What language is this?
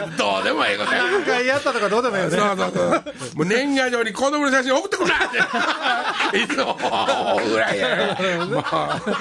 Japanese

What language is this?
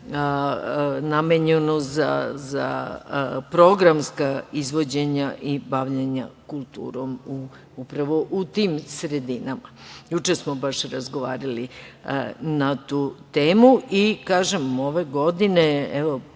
Serbian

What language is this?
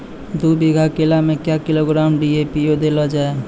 Maithili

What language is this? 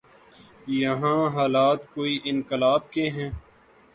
Urdu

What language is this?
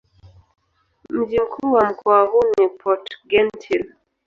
Swahili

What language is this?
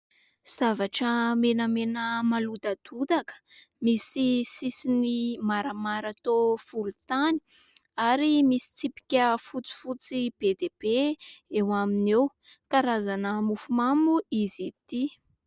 Malagasy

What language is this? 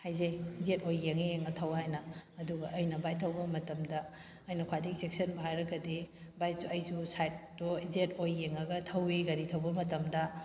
Manipuri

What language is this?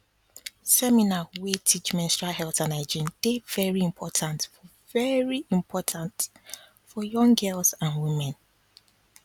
Nigerian Pidgin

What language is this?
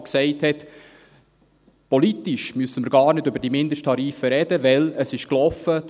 Swiss German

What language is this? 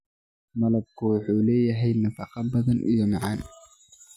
Somali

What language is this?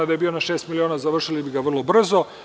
Serbian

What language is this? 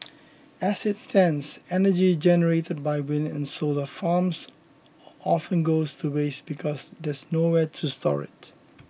English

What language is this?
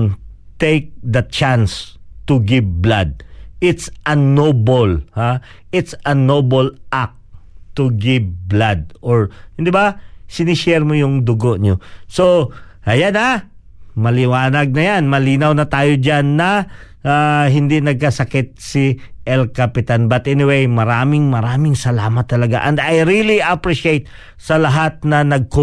Filipino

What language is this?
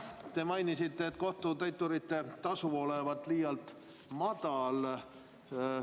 Estonian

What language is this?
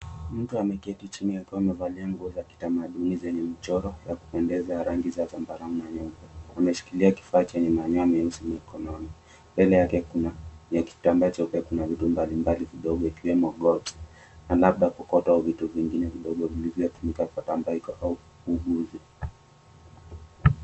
Swahili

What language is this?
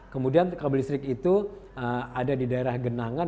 Indonesian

